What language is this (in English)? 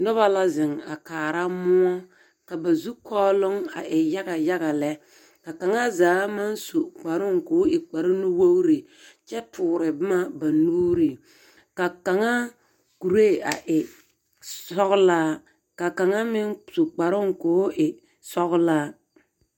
Southern Dagaare